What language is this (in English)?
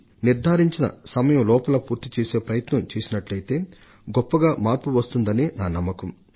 Telugu